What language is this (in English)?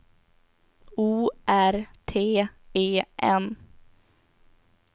Swedish